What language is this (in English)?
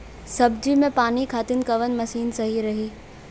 Bhojpuri